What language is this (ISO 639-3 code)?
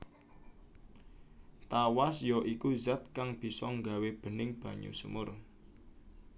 jav